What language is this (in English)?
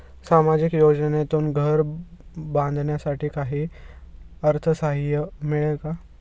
Marathi